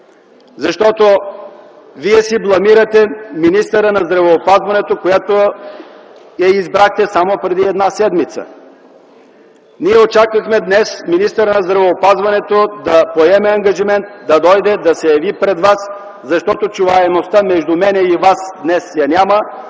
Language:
Bulgarian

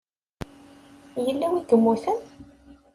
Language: Kabyle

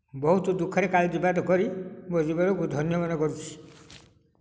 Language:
Odia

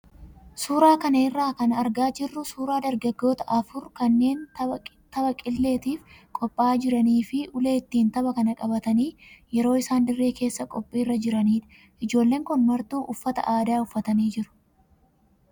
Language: Oromo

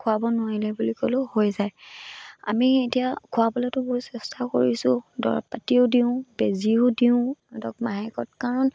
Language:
Assamese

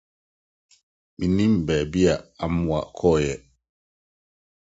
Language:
Akan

